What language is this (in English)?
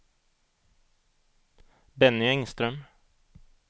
Swedish